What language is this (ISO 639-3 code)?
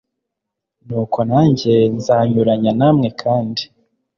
kin